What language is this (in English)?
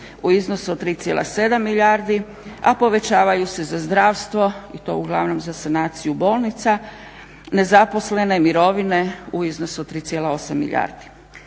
Croatian